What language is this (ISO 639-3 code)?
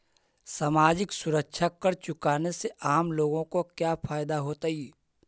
mag